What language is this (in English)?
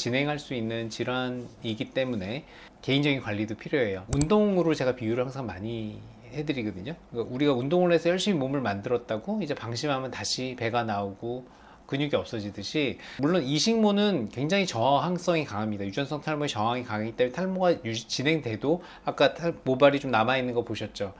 Korean